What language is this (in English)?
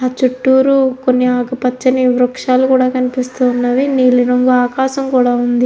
Telugu